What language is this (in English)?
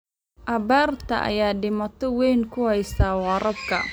Somali